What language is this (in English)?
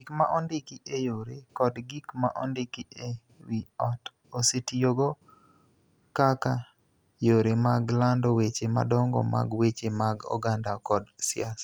Luo (Kenya and Tanzania)